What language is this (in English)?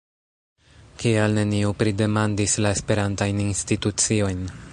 Esperanto